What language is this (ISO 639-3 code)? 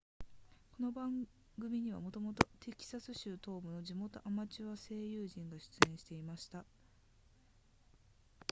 jpn